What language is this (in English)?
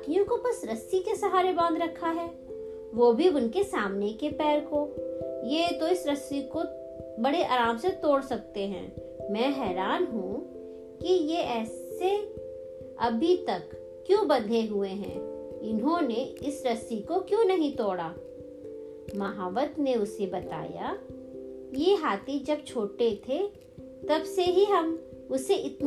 Hindi